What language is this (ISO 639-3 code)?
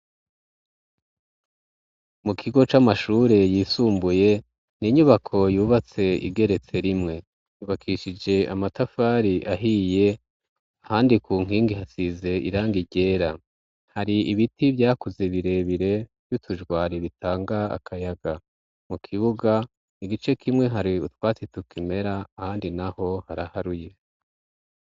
run